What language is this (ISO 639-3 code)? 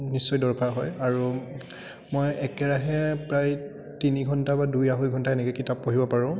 asm